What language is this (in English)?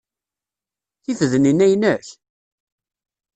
Kabyle